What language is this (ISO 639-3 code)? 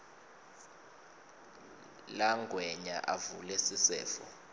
ssw